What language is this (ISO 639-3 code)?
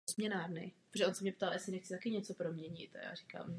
ces